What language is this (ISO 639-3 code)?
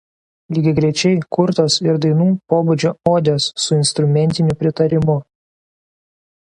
lit